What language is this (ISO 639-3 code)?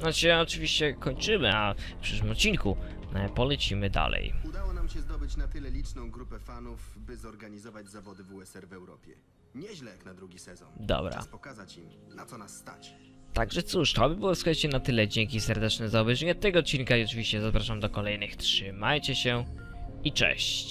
pol